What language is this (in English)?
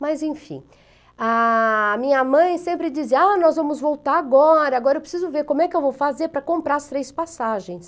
Portuguese